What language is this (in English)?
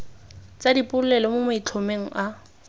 Tswana